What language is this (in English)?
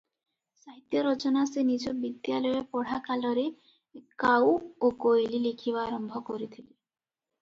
Odia